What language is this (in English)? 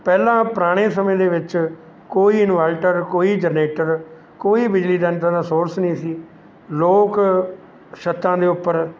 Punjabi